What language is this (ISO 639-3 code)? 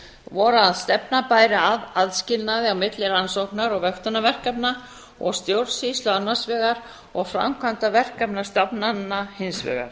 isl